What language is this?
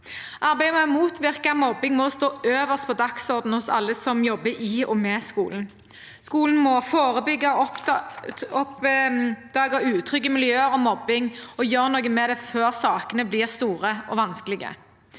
Norwegian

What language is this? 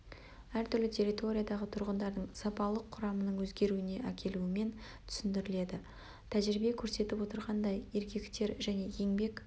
Kazakh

